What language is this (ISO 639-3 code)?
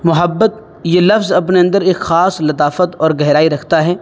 urd